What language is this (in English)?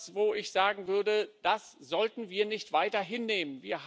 German